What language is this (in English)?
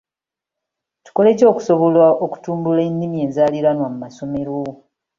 Ganda